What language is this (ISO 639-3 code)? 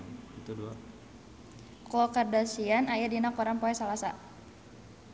sun